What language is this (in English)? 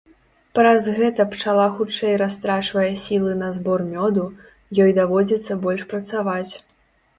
Belarusian